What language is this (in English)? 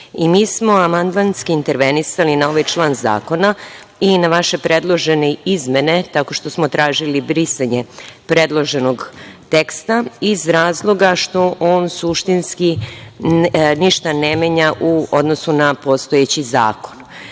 Serbian